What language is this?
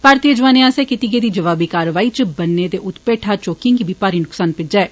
Dogri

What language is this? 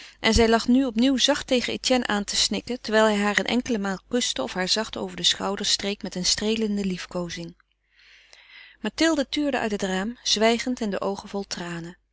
Dutch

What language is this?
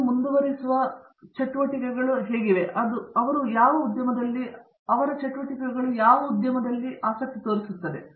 Kannada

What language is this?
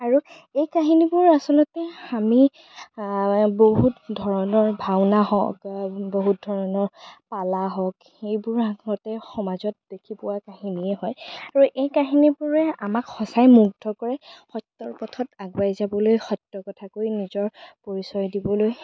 Assamese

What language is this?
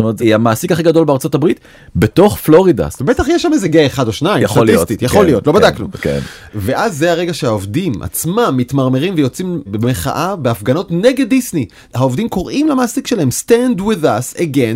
Hebrew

